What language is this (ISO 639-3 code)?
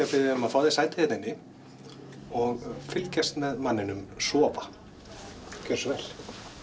isl